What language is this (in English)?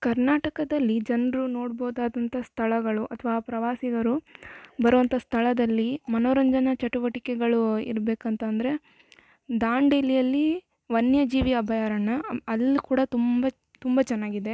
Kannada